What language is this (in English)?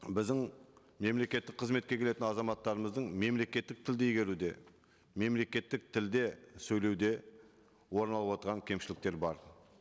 Kazakh